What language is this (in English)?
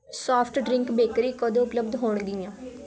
Punjabi